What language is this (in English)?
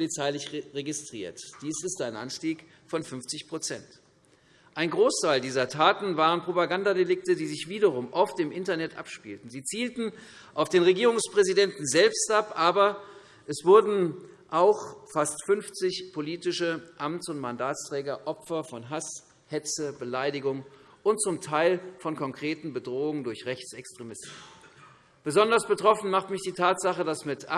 German